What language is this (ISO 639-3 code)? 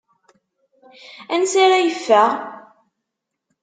kab